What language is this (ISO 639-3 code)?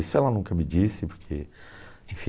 por